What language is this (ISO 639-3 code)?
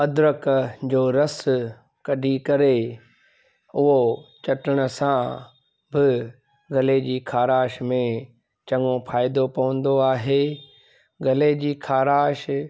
snd